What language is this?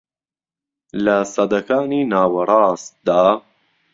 Central Kurdish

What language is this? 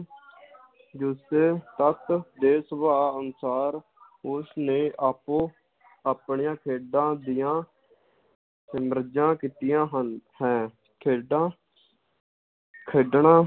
Punjabi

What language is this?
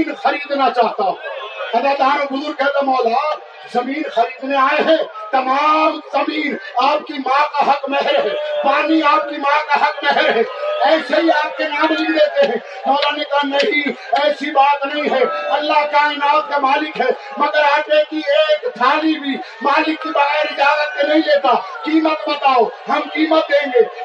Urdu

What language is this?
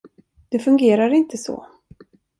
Swedish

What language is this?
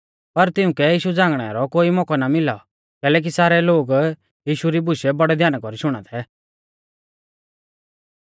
Mahasu Pahari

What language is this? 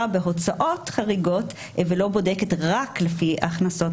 Hebrew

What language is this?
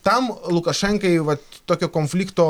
Lithuanian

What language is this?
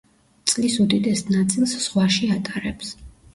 Georgian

